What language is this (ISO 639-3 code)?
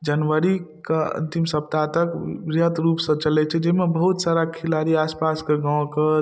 mai